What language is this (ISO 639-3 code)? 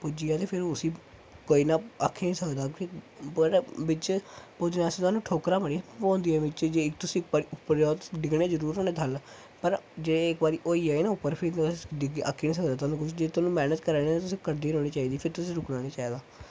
doi